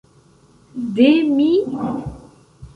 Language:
Esperanto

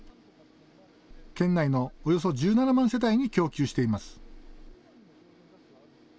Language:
Japanese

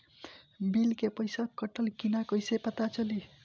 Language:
Bhojpuri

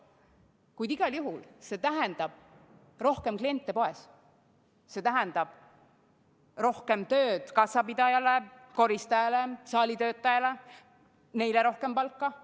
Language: Estonian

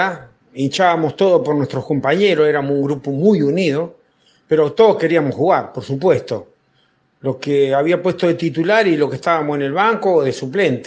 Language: Spanish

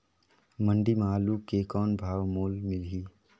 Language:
Chhattisgarhi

